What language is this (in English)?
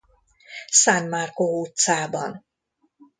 Hungarian